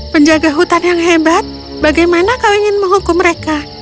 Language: Indonesian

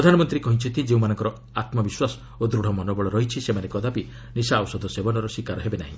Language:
Odia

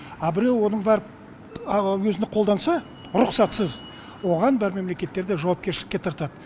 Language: Kazakh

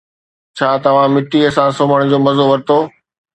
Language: Sindhi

